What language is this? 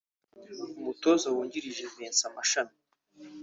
Kinyarwanda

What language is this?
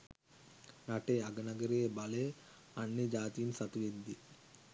Sinhala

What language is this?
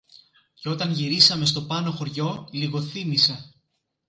Greek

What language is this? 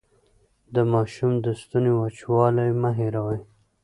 Pashto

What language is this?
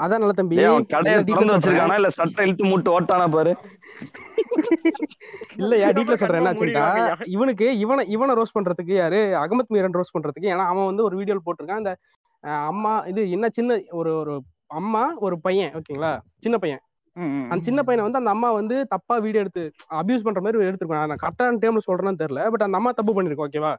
Tamil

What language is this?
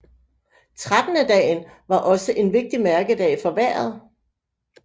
Danish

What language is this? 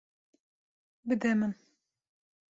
Kurdish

